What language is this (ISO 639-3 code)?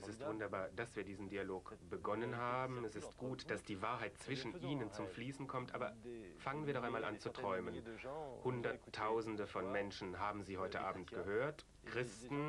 deu